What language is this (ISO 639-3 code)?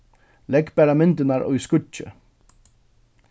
fao